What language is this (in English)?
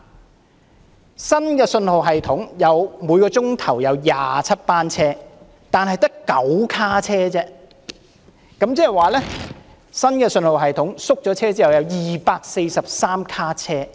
Cantonese